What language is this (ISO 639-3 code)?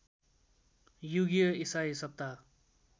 nep